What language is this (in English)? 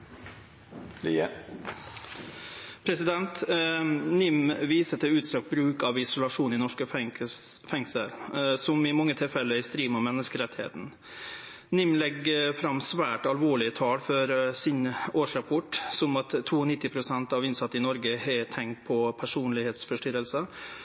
Norwegian Nynorsk